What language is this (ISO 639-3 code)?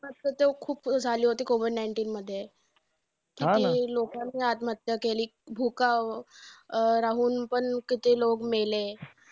mar